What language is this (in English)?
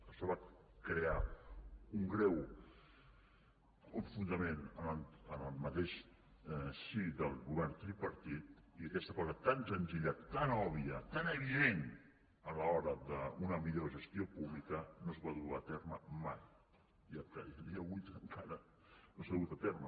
Catalan